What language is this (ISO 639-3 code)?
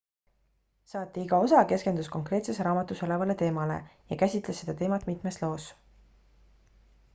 est